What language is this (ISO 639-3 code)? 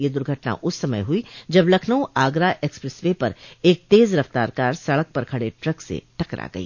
hin